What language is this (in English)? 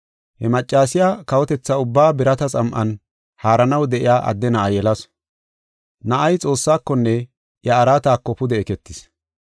Gofa